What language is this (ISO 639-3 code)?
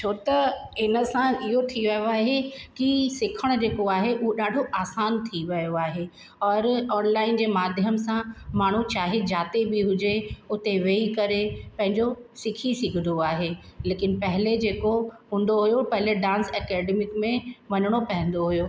snd